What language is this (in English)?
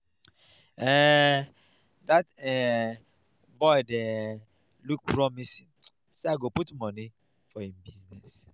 Nigerian Pidgin